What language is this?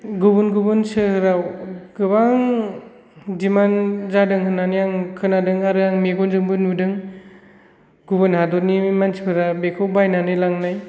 Bodo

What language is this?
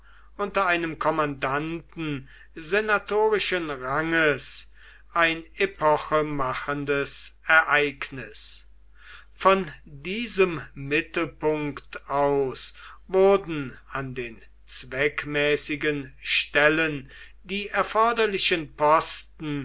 German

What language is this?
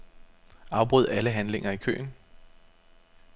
Danish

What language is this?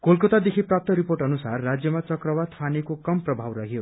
Nepali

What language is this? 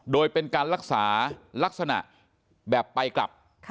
Thai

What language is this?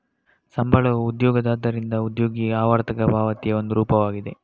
Kannada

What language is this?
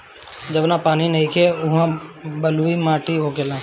Bhojpuri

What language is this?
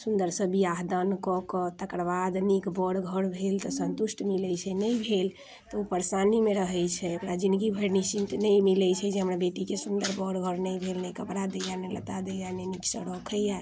Maithili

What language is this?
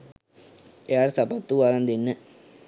Sinhala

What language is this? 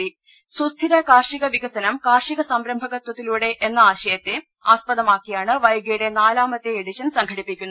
Malayalam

